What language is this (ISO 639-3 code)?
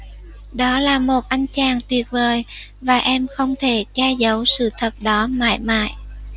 vie